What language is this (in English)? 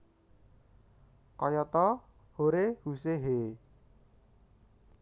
Javanese